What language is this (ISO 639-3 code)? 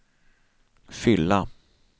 swe